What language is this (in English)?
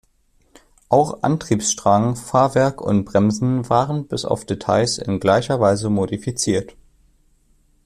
German